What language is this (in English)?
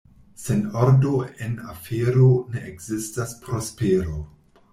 Esperanto